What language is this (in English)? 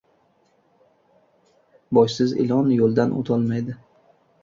Uzbek